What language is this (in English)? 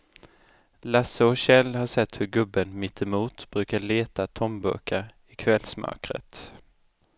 Swedish